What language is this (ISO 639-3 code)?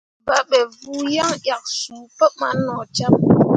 mua